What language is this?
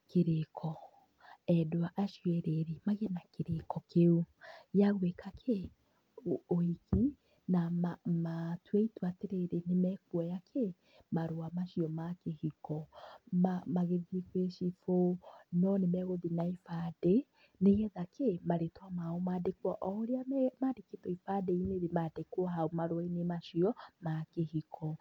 Kikuyu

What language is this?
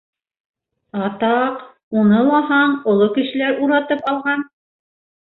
Bashkir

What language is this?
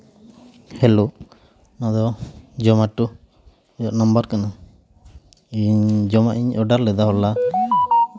Santali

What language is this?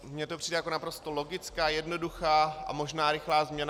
Czech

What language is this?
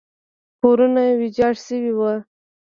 Pashto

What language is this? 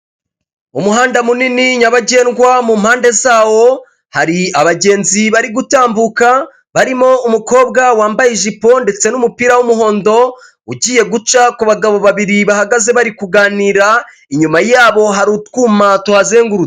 Kinyarwanda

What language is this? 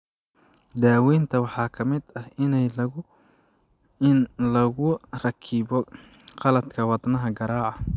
Somali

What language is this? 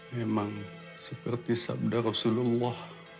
Indonesian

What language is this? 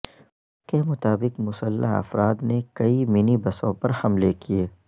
Urdu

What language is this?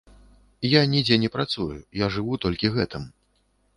Belarusian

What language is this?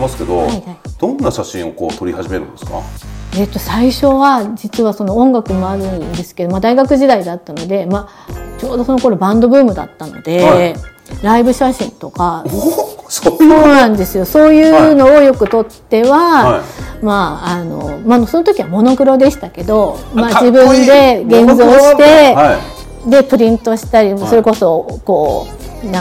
Japanese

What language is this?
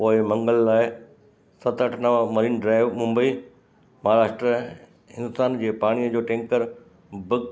Sindhi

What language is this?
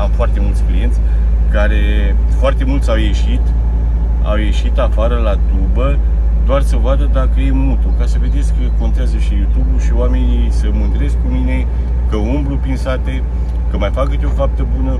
Romanian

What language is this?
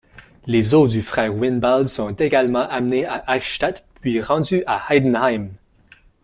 French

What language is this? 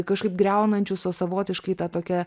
Lithuanian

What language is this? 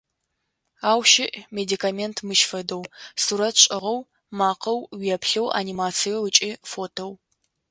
Adyghe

